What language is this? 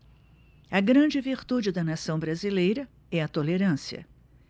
Portuguese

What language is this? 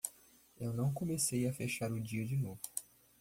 Portuguese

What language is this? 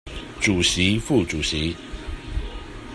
Chinese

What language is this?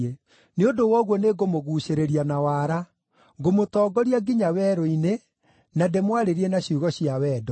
Kikuyu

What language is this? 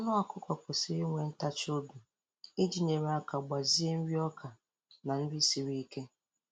Igbo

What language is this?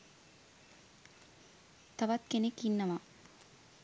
Sinhala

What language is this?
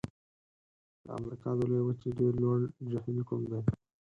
Pashto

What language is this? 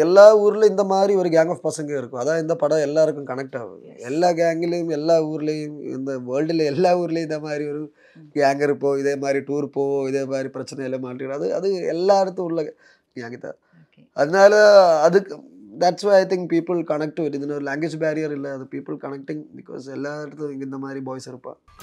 Tamil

